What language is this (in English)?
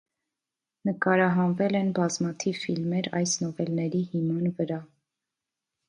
Armenian